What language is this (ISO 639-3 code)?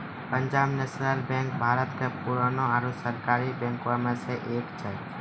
mai